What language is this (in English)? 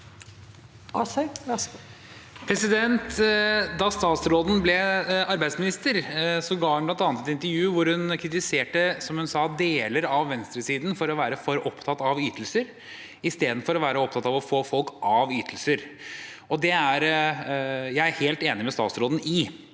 Norwegian